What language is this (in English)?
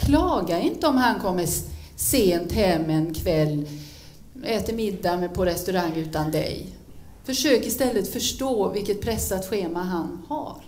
Swedish